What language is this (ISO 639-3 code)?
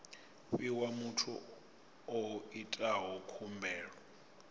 ven